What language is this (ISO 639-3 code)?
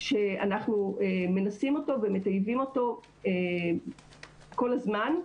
heb